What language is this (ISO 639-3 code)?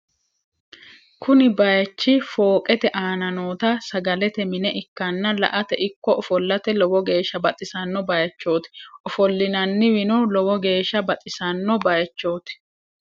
sid